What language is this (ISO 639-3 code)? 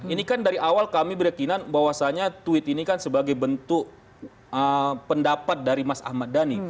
ind